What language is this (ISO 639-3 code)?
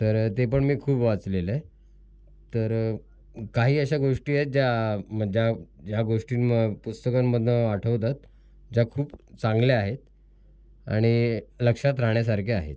mar